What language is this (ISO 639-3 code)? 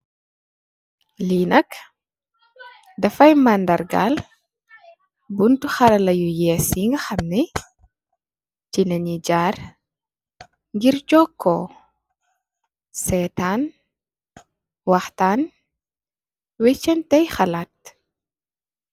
wol